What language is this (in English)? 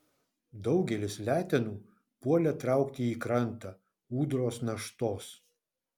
Lithuanian